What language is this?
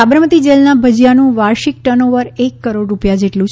Gujarati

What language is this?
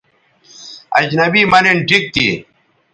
Bateri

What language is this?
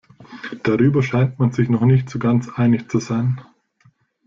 German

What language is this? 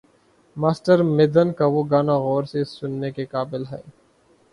Urdu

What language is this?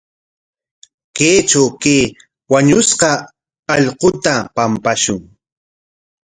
Corongo Ancash Quechua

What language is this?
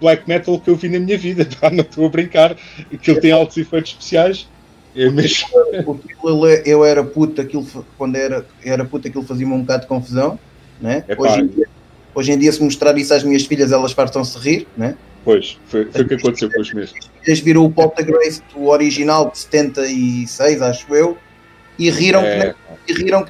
Portuguese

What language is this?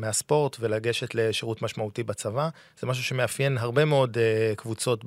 Hebrew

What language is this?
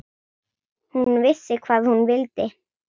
Icelandic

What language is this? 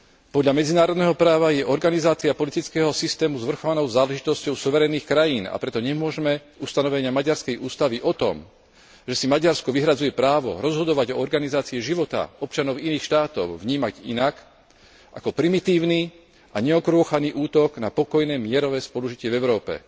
Slovak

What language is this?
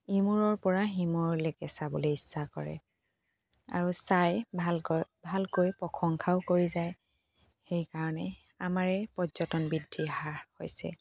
Assamese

